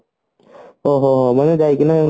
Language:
Odia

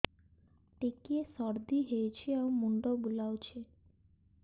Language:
Odia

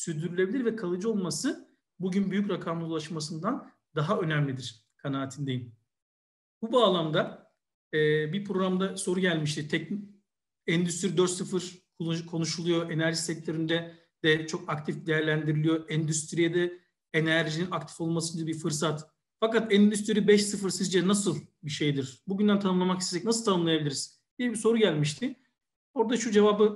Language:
Turkish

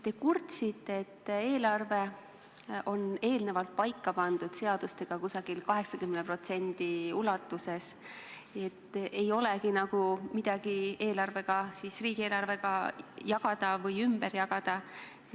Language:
Estonian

